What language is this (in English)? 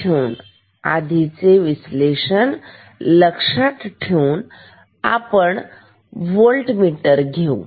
Marathi